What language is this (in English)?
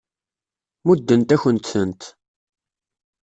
Kabyle